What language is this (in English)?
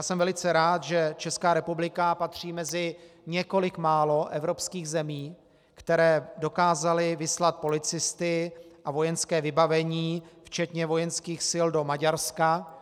Czech